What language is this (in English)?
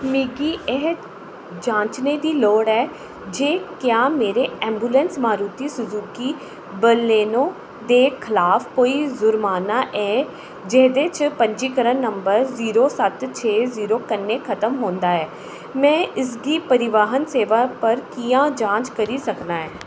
Dogri